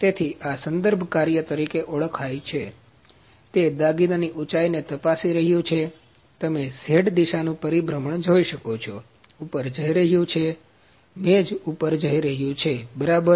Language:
Gujarati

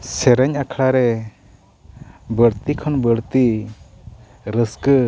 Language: Santali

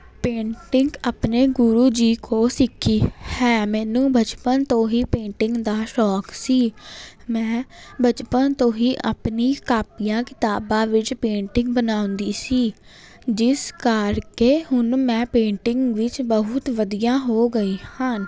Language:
Punjabi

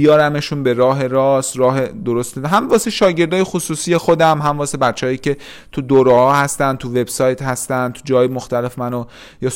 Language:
Persian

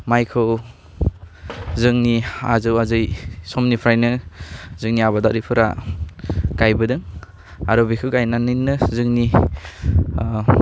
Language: Bodo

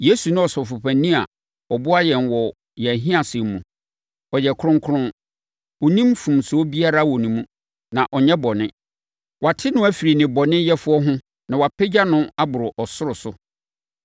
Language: Akan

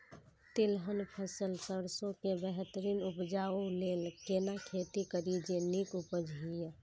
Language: Maithili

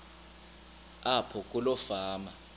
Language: Xhosa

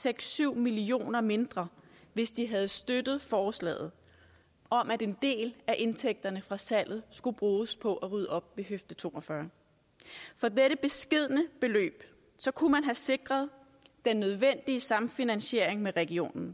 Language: Danish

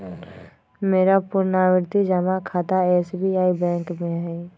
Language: Magahi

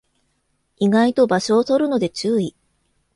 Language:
Japanese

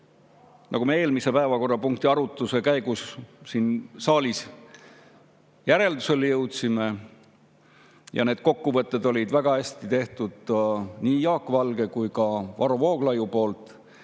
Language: Estonian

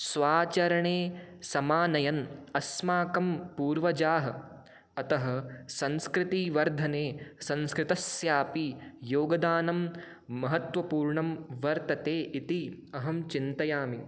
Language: Sanskrit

